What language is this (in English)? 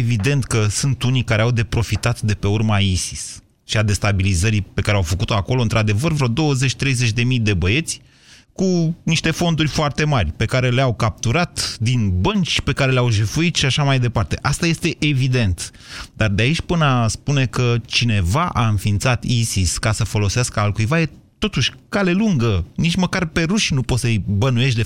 Romanian